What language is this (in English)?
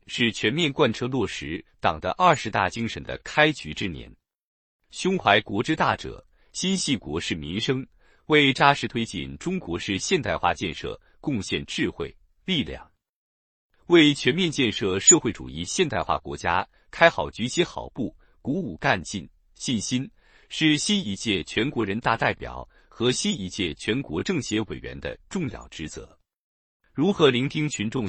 Chinese